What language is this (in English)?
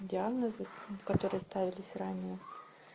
Russian